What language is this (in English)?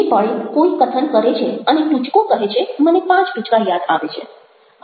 Gujarati